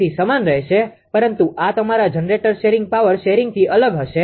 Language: Gujarati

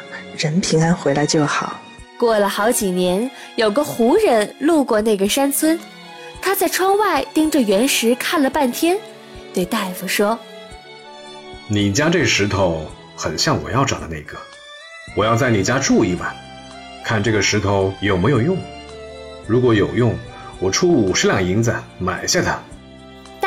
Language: Chinese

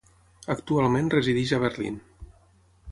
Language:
Catalan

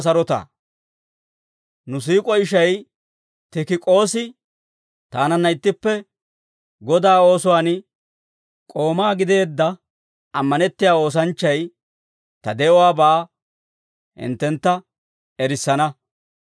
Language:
Dawro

